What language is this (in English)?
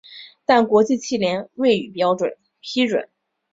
Chinese